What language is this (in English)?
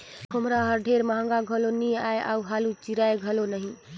Chhattisgarhi